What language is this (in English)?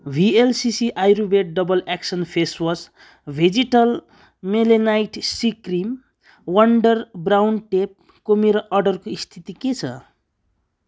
Nepali